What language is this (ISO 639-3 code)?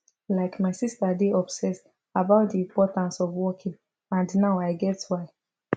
pcm